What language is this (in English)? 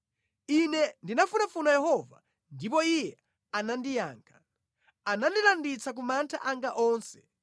Nyanja